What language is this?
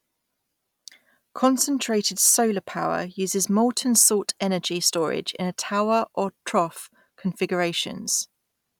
English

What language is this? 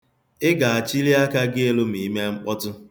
Igbo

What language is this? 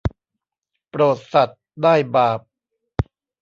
Thai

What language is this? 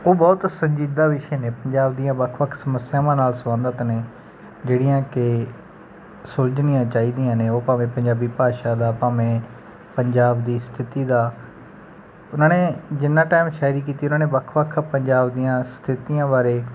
Punjabi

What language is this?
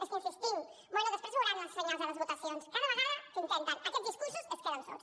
Catalan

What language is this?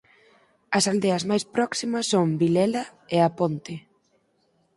Galician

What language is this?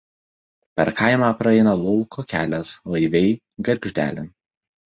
Lithuanian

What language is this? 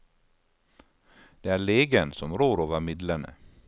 Norwegian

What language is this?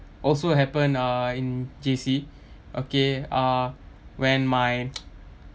English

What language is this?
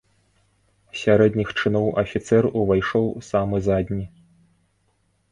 Belarusian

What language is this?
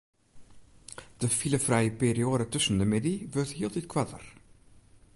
Western Frisian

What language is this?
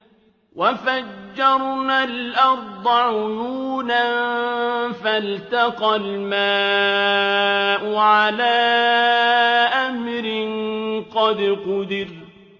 Arabic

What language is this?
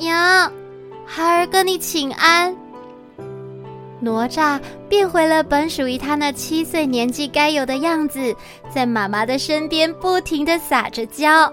Chinese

